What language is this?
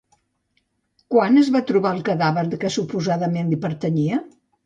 Catalan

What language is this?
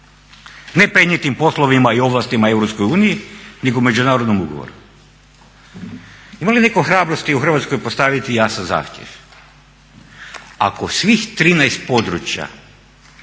Croatian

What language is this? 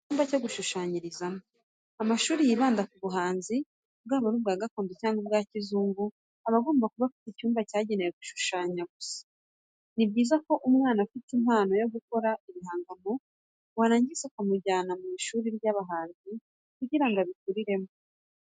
Kinyarwanda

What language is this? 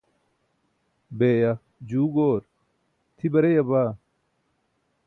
Burushaski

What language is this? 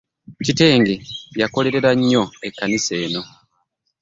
Ganda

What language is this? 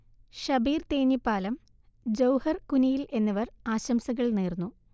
Malayalam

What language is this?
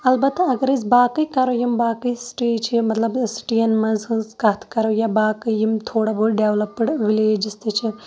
Kashmiri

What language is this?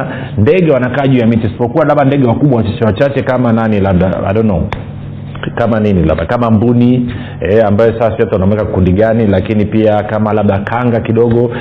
Swahili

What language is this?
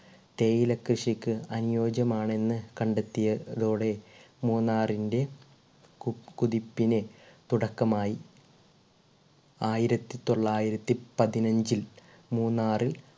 Malayalam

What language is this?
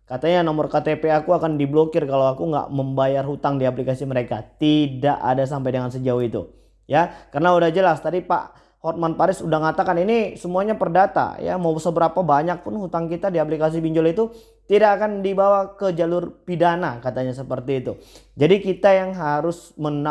Indonesian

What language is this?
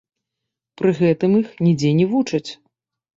Belarusian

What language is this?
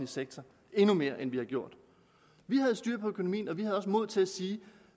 Danish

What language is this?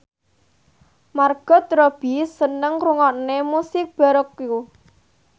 Javanese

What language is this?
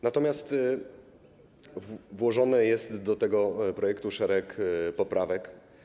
Polish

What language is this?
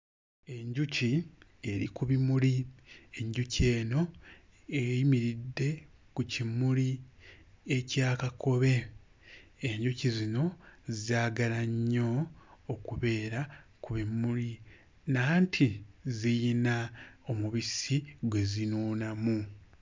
Ganda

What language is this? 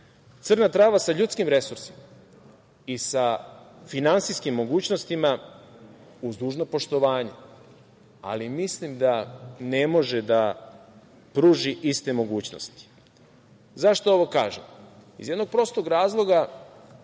Serbian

